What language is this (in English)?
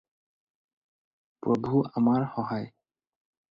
Assamese